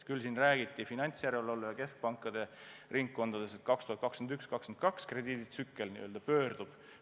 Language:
Estonian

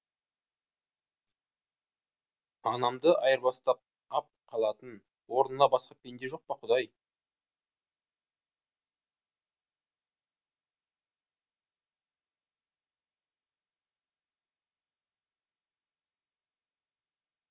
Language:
Kazakh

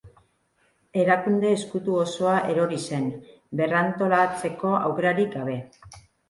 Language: Basque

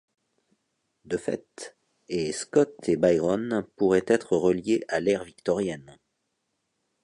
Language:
French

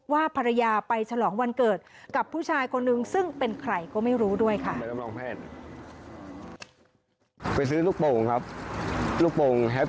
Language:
Thai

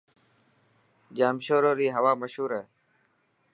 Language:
Dhatki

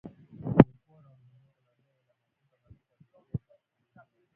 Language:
Swahili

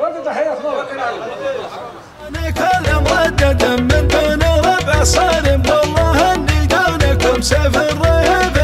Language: Arabic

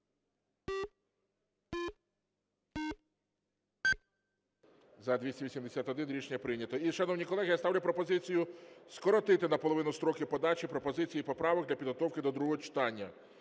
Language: Ukrainian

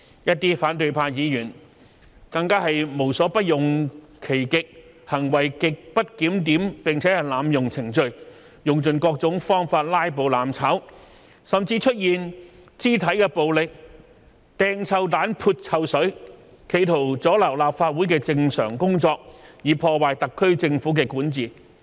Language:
Cantonese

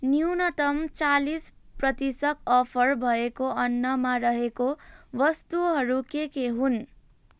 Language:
Nepali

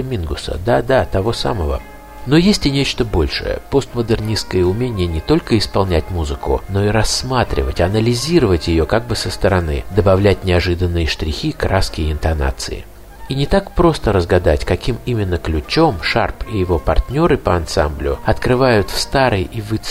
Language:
Russian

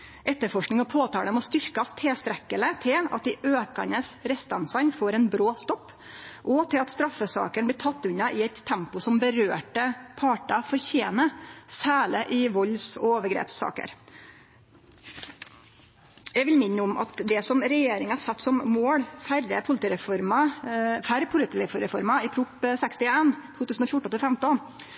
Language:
Norwegian Nynorsk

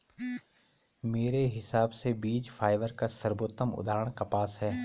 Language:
Hindi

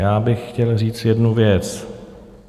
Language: Czech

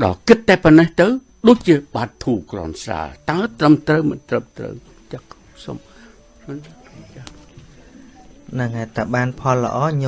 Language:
Vietnamese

